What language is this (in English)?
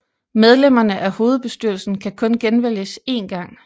Danish